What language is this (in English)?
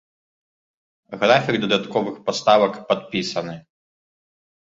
Belarusian